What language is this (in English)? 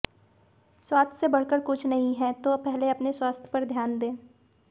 Hindi